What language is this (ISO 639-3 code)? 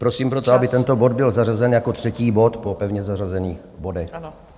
ces